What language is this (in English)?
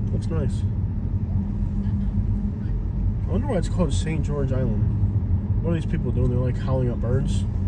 English